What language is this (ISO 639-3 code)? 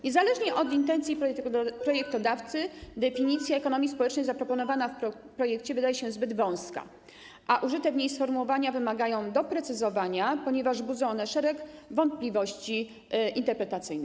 pol